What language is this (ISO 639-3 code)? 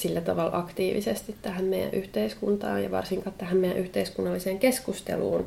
fin